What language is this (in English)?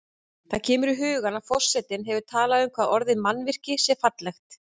Icelandic